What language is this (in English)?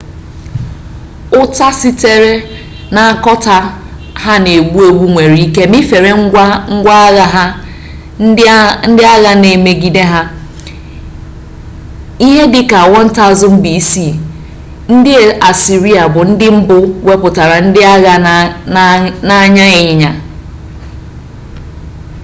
Igbo